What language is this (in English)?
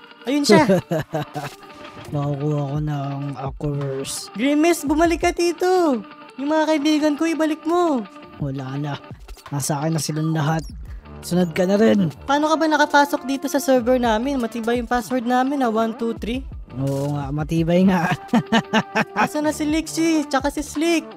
Filipino